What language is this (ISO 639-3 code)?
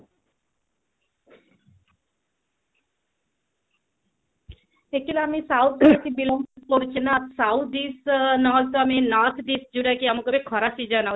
ori